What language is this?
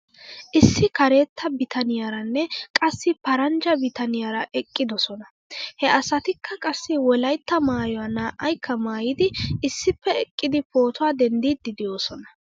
Wolaytta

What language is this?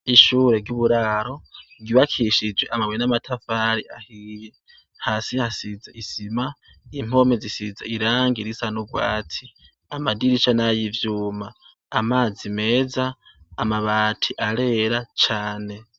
Rundi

